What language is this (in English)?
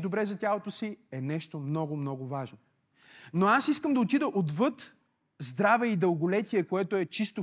Bulgarian